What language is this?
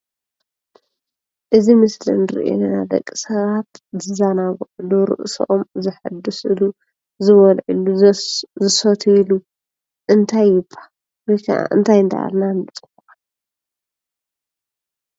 Tigrinya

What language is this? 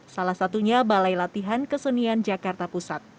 Indonesian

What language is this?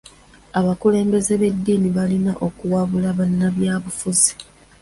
Ganda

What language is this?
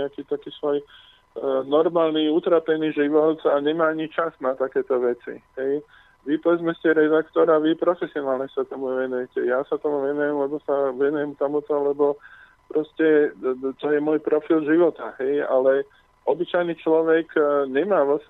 Slovak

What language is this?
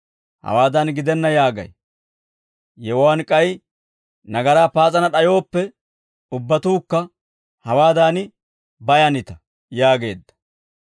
Dawro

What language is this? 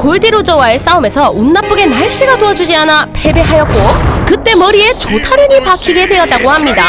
Korean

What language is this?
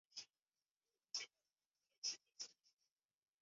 Chinese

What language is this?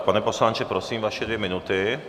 Czech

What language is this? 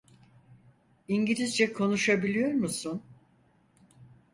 Turkish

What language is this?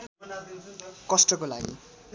Nepali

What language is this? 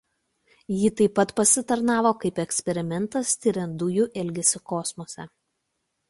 Lithuanian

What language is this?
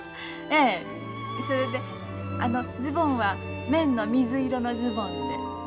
Japanese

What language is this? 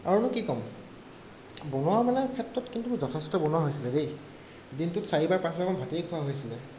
Assamese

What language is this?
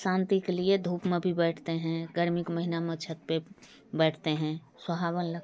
Hindi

